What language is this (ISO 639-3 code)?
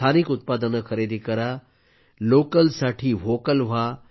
mar